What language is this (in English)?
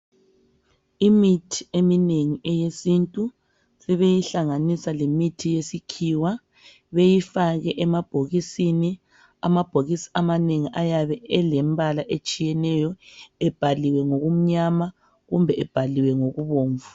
North Ndebele